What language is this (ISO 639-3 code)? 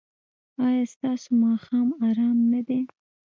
pus